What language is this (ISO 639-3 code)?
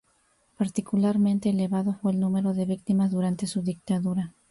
spa